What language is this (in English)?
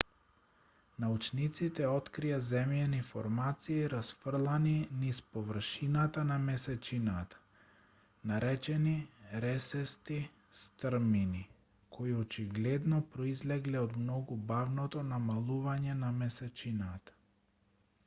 Macedonian